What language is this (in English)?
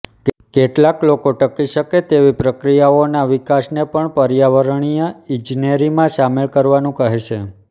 Gujarati